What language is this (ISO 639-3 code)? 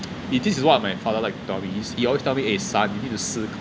eng